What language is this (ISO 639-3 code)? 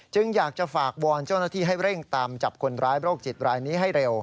tha